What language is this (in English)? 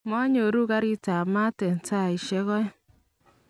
Kalenjin